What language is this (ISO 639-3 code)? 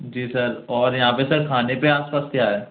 hin